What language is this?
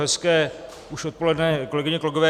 Czech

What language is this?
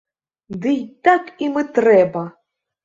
Belarusian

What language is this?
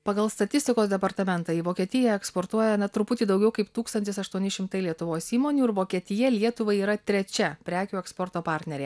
Lithuanian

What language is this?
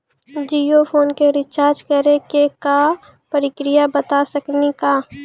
Maithili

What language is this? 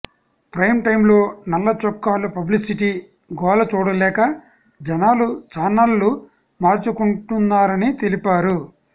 Telugu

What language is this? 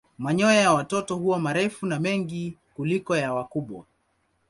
Swahili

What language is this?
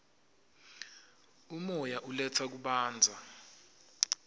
Swati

